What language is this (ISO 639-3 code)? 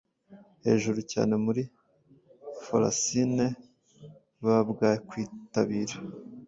kin